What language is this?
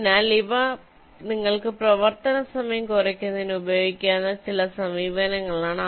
Malayalam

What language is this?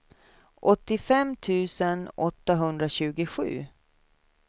Swedish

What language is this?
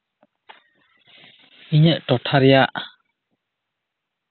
Santali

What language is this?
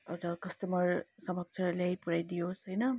Nepali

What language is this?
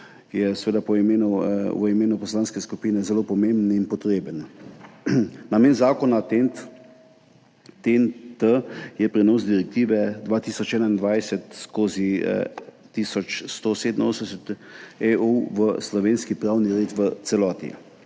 Slovenian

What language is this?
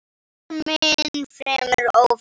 Icelandic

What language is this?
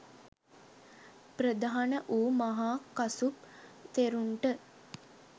Sinhala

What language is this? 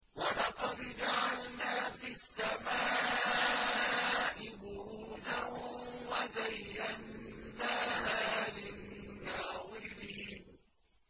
Arabic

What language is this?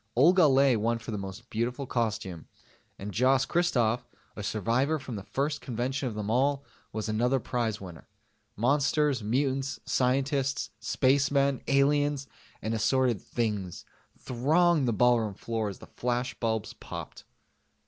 English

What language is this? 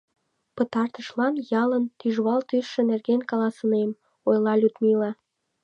Mari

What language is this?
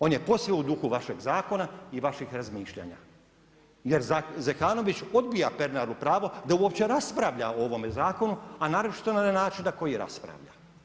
Croatian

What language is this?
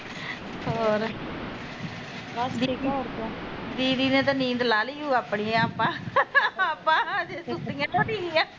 Punjabi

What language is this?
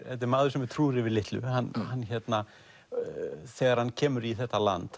Icelandic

